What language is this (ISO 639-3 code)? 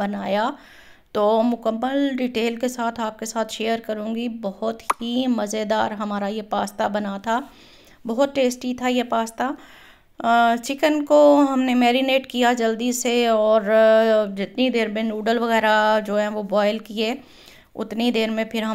hin